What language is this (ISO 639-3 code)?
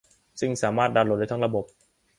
tha